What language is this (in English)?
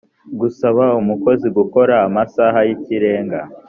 Kinyarwanda